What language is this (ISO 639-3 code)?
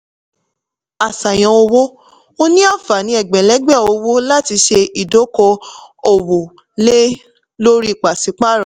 yor